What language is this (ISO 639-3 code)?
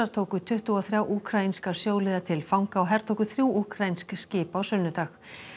isl